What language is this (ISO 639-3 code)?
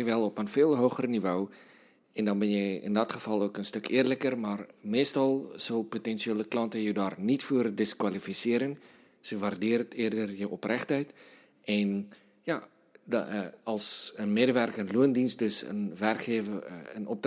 nld